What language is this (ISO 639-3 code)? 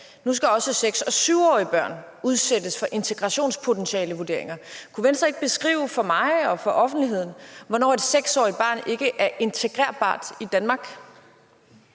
dan